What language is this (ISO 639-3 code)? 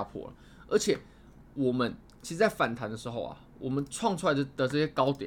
zho